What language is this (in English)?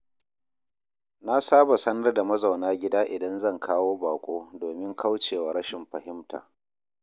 Hausa